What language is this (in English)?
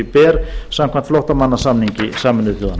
Icelandic